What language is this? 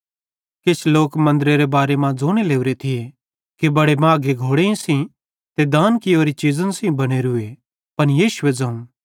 Bhadrawahi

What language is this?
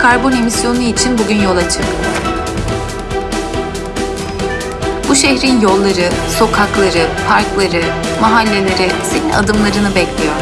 Turkish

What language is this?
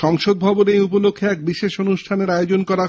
Bangla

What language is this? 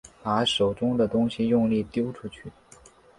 Chinese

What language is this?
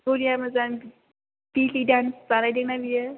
Bodo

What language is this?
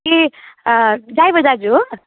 Nepali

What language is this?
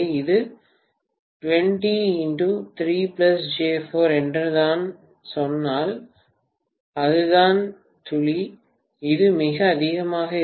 Tamil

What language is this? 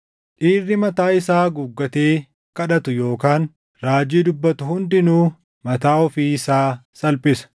Oromo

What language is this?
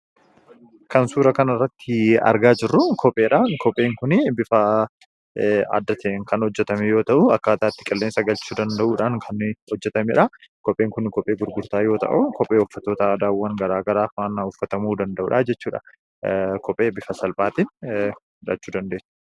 Oromo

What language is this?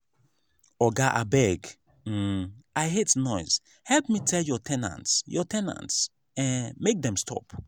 Nigerian Pidgin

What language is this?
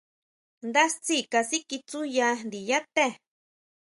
Huautla Mazatec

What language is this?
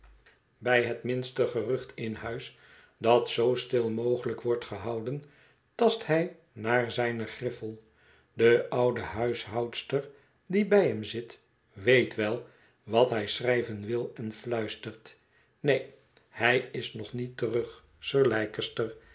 Dutch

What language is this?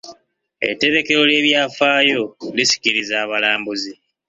Ganda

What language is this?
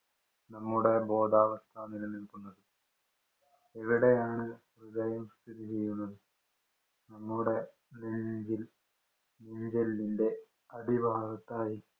Malayalam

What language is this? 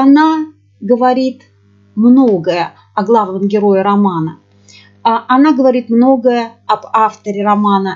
Russian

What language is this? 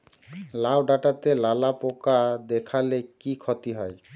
Bangla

